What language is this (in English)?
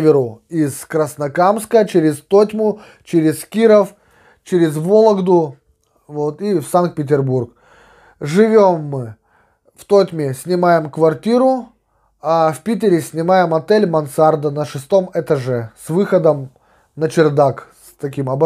Russian